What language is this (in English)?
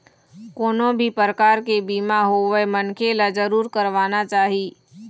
Chhattisgarhi